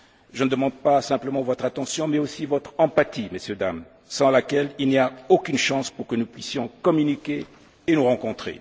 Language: French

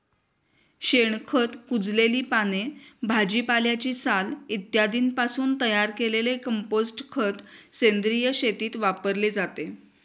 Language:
Marathi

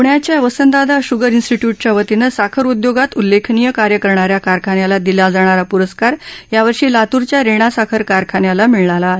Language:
Marathi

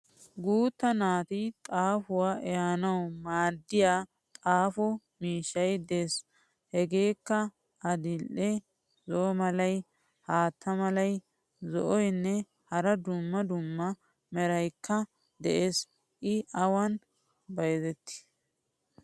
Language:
Wolaytta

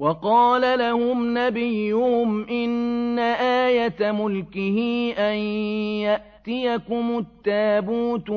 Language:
Arabic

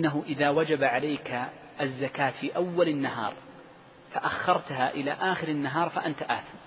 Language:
Arabic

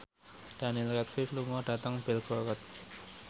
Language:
Javanese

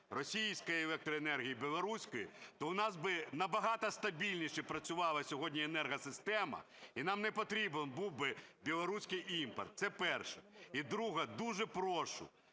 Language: Ukrainian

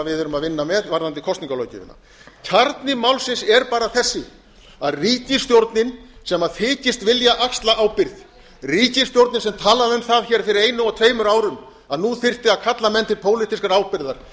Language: Icelandic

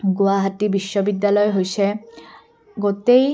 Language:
Assamese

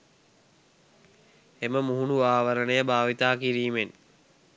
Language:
Sinhala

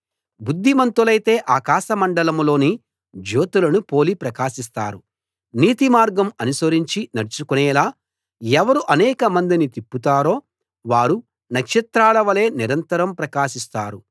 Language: Telugu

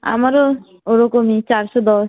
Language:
Bangla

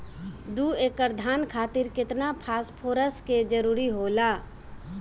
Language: Bhojpuri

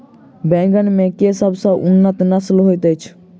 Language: Maithili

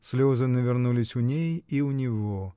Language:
Russian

